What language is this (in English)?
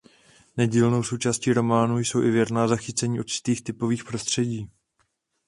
Czech